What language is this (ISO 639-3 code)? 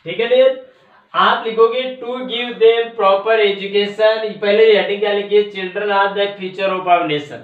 hin